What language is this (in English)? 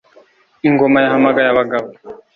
Kinyarwanda